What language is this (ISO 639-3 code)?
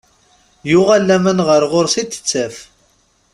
kab